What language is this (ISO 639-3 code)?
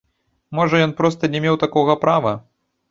bel